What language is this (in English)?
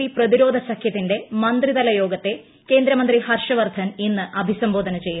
Malayalam